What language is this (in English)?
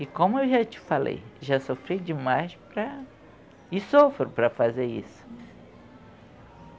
Portuguese